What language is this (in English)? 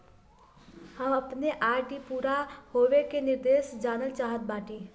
Bhojpuri